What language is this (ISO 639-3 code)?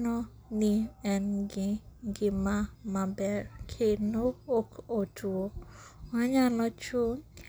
luo